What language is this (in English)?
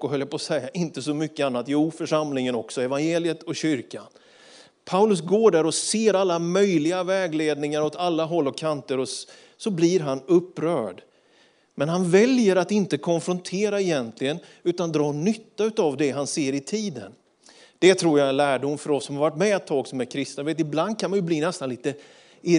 Swedish